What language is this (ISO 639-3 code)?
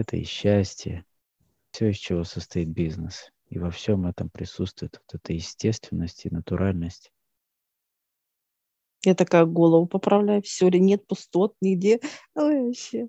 rus